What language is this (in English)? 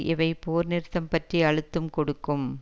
Tamil